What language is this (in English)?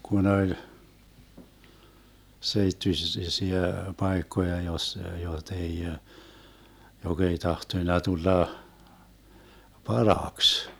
Finnish